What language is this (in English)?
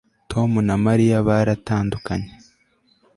Kinyarwanda